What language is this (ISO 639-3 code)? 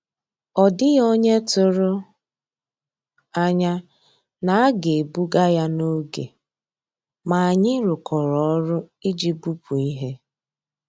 ibo